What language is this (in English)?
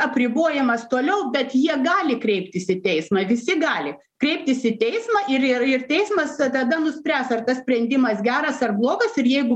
Lithuanian